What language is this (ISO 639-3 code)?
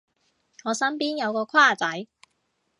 yue